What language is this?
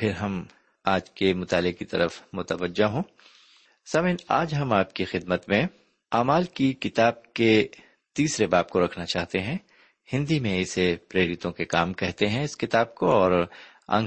Urdu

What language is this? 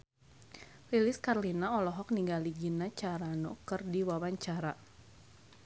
Sundanese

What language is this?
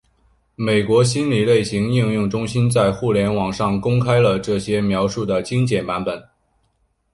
Chinese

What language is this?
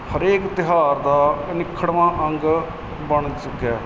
Punjabi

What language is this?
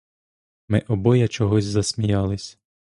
Ukrainian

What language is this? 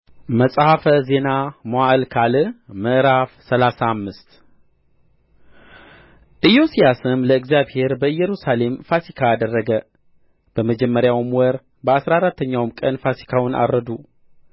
Amharic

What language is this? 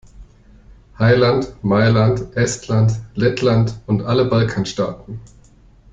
German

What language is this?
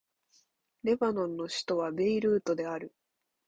Japanese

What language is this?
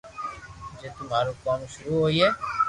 Loarki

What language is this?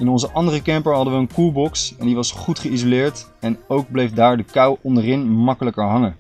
Dutch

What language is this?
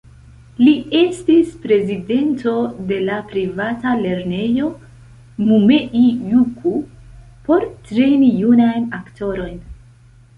Esperanto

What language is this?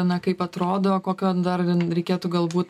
Lithuanian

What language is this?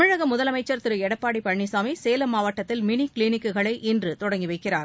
Tamil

